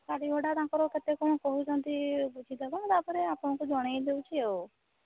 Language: Odia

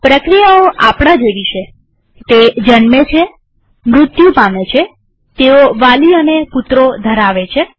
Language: Gujarati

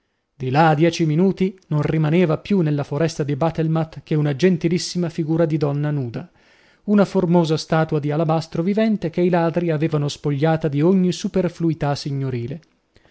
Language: Italian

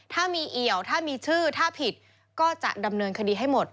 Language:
Thai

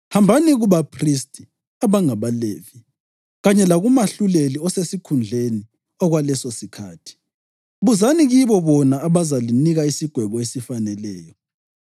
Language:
North Ndebele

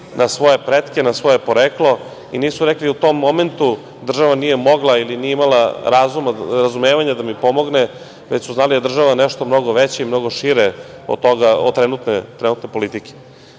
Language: Serbian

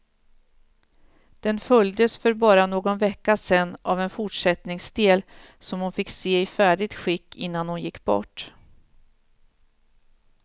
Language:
Swedish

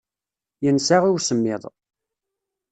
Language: Kabyle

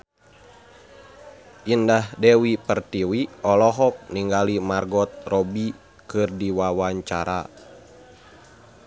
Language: Sundanese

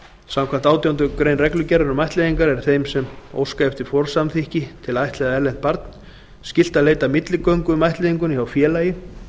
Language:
Icelandic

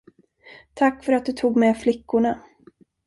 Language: Swedish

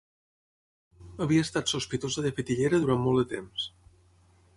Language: Catalan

